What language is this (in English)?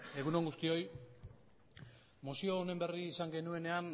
Basque